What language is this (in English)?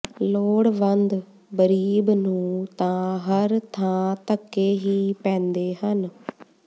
Punjabi